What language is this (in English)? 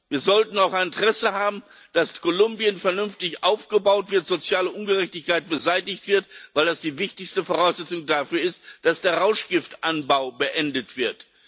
German